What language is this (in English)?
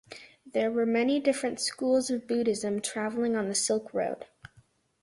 English